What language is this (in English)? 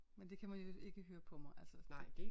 Danish